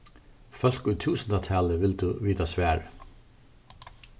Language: Faroese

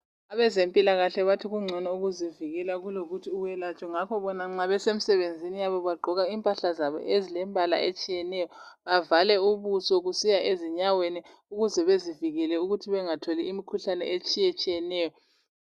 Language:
North Ndebele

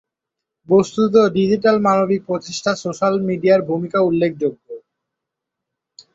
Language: Bangla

